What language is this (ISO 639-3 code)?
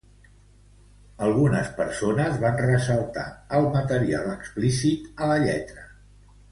cat